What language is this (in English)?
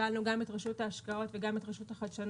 Hebrew